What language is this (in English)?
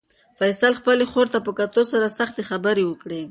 Pashto